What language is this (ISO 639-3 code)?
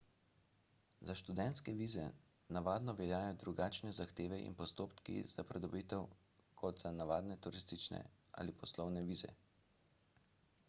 slv